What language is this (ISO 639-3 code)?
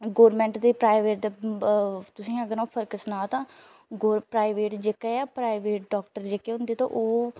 doi